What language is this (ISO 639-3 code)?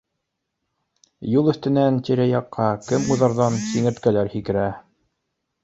bak